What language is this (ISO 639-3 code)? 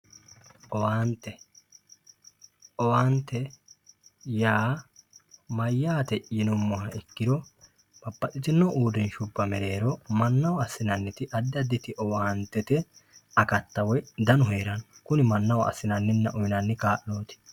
sid